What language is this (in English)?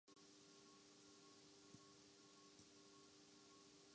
Urdu